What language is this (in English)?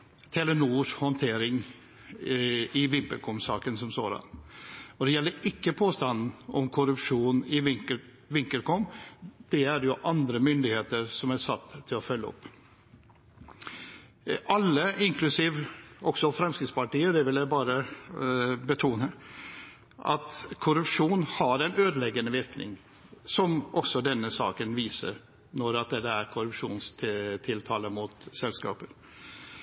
Norwegian Bokmål